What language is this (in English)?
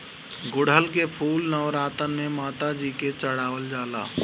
Bhojpuri